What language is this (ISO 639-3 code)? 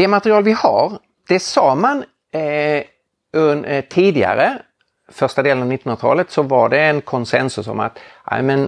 swe